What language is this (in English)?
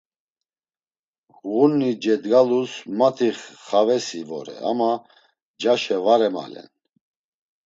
Laz